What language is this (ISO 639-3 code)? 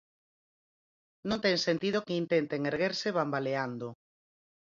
glg